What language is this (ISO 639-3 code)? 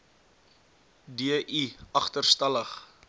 afr